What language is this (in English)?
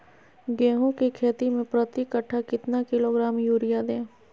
Magahi